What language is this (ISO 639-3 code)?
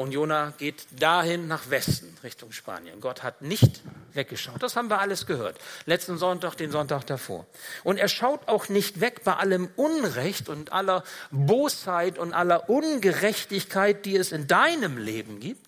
deu